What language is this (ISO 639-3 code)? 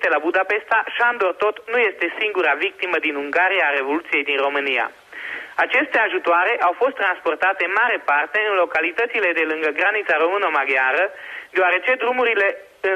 ron